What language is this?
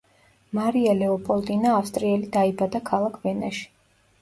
Georgian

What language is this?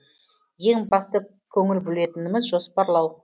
Kazakh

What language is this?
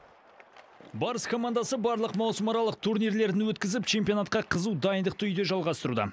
Kazakh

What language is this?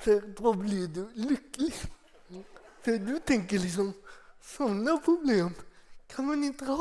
Swedish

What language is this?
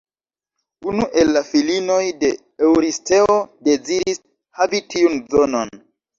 Esperanto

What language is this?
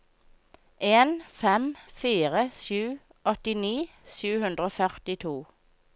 Norwegian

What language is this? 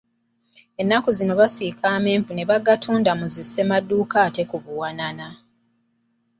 Ganda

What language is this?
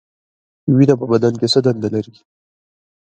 Pashto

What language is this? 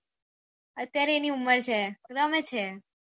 Gujarati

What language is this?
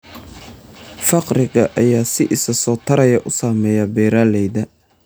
Somali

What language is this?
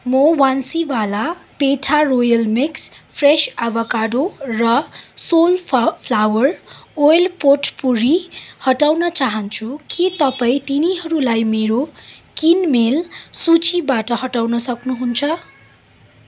Nepali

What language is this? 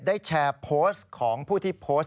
Thai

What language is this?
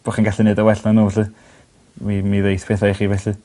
Welsh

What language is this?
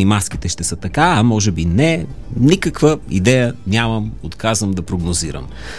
Bulgarian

